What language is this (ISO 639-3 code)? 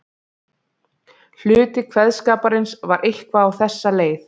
isl